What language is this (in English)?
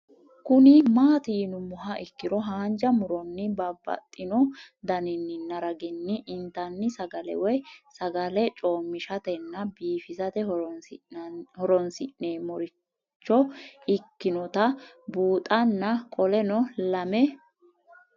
Sidamo